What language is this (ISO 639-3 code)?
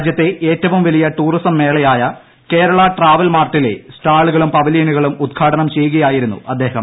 mal